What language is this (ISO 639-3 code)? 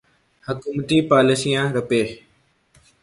urd